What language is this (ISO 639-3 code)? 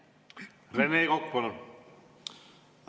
est